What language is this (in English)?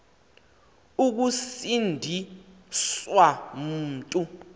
Xhosa